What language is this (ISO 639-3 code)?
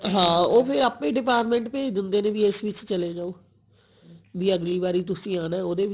pan